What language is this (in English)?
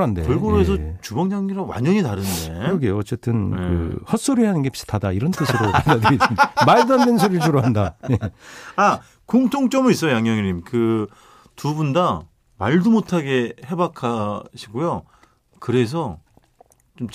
Korean